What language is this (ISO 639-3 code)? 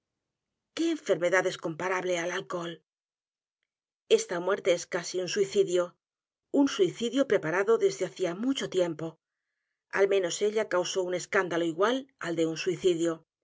spa